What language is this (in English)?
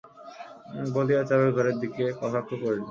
Bangla